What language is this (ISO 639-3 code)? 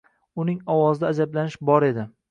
uzb